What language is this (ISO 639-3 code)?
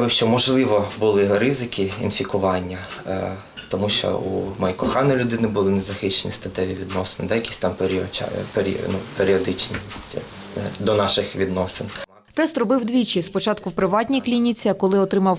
ukr